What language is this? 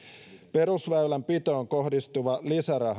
Finnish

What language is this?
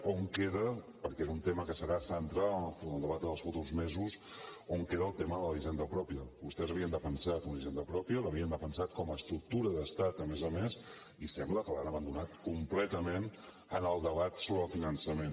Catalan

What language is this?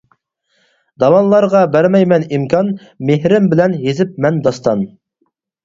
Uyghur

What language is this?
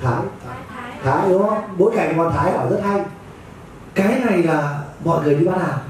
Vietnamese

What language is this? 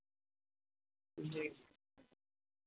Urdu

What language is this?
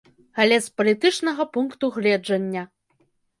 Belarusian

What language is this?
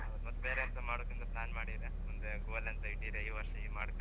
Kannada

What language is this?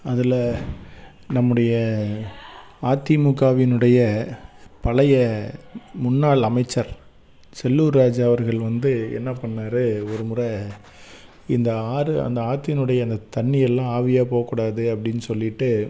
Tamil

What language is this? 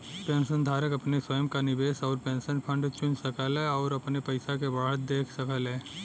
Bhojpuri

